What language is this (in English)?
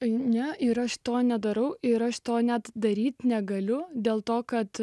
Lithuanian